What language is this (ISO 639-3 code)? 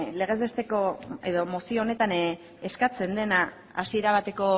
eus